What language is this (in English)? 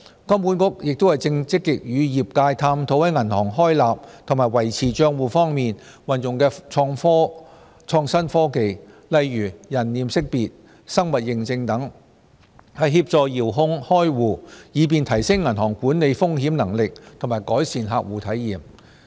Cantonese